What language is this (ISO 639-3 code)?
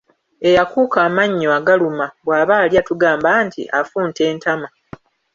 lug